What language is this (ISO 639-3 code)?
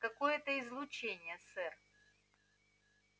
rus